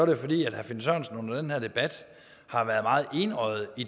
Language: Danish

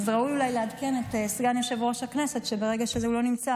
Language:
Hebrew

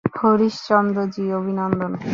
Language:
Bangla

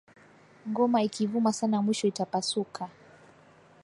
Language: Swahili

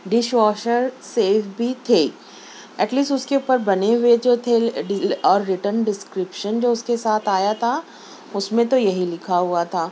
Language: Urdu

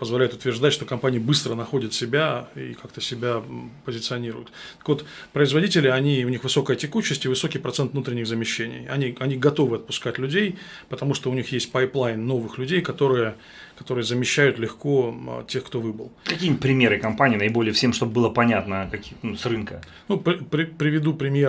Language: Russian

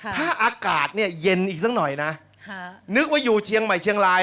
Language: Thai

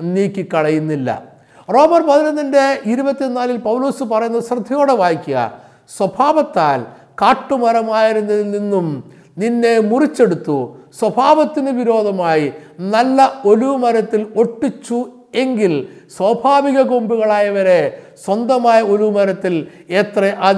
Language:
Malayalam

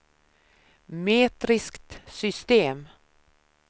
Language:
Swedish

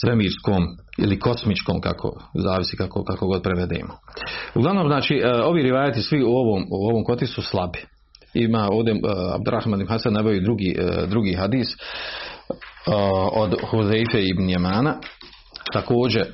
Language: Croatian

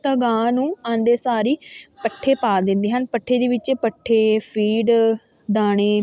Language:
Punjabi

